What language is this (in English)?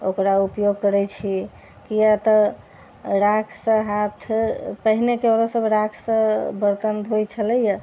Maithili